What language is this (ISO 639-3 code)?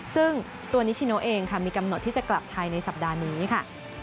tha